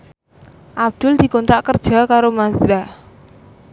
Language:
Javanese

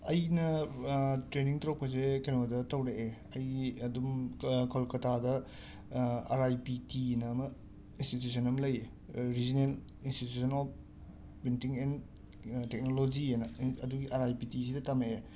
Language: Manipuri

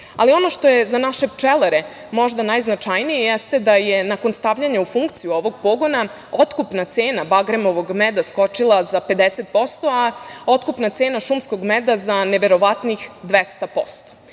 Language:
Serbian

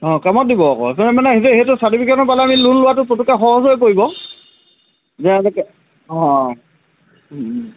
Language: Assamese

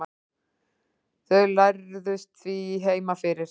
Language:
Icelandic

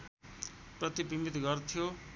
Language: Nepali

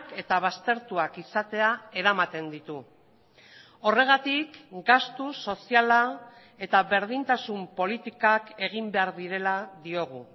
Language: Basque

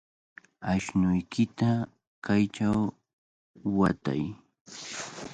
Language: Cajatambo North Lima Quechua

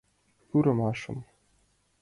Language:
Mari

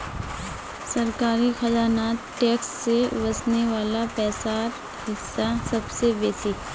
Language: Magahi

